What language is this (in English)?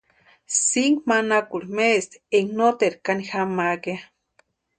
Western Highland Purepecha